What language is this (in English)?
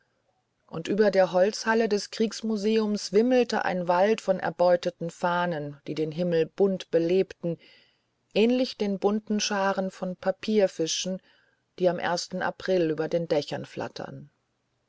German